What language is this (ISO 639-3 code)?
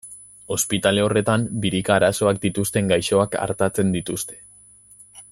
eus